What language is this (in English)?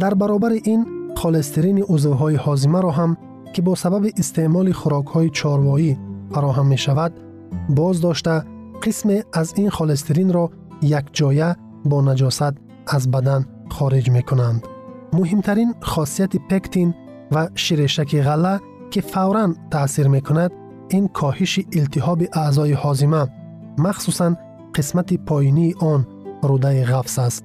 Persian